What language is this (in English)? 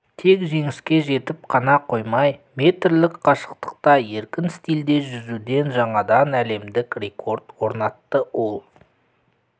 Kazakh